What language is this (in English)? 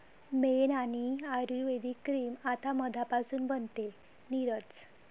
Marathi